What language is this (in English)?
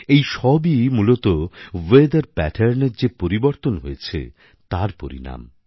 Bangla